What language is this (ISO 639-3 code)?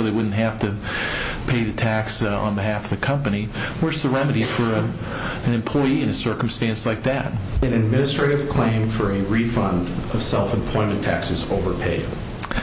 eng